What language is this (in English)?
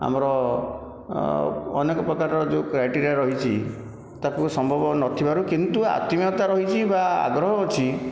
Odia